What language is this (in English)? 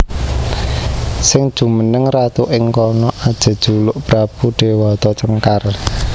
Javanese